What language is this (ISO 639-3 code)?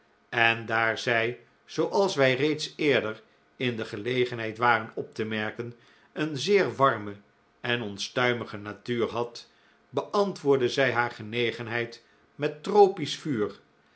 nld